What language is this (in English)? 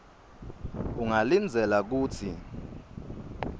Swati